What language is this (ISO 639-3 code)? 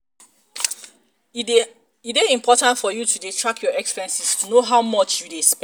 pcm